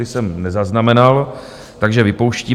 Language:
Czech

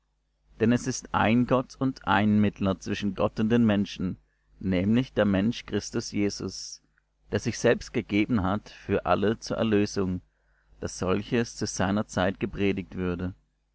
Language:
German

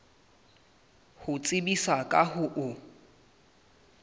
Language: Southern Sotho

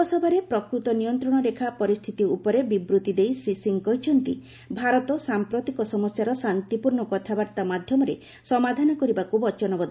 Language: Odia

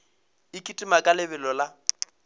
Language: Northern Sotho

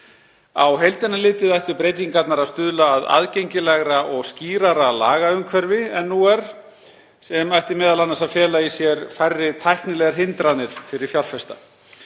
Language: Icelandic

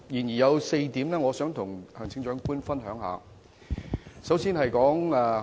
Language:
Cantonese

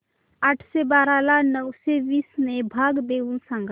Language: Marathi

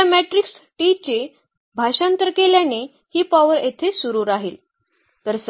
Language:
Marathi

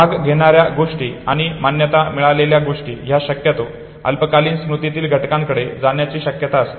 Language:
Marathi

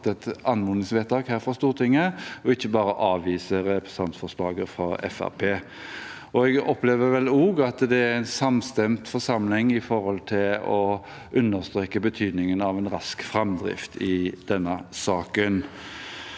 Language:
Norwegian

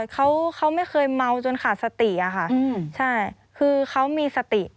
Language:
Thai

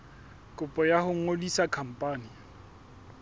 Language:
Southern Sotho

